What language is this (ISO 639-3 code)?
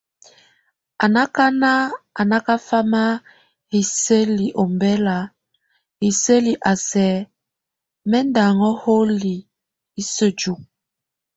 tvu